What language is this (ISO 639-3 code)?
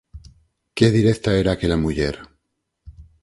glg